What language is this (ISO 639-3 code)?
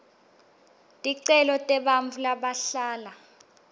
ssw